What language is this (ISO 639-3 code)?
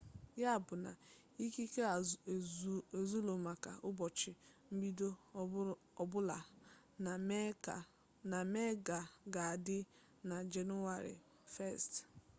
ibo